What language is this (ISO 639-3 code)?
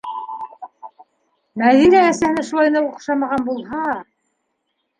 bak